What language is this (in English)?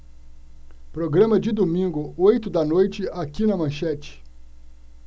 Portuguese